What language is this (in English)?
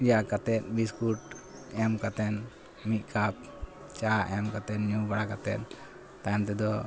Santali